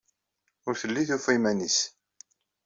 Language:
Kabyle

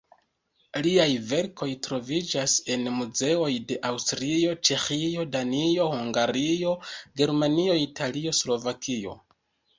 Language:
Esperanto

